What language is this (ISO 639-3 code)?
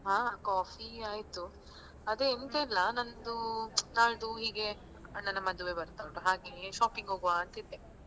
kan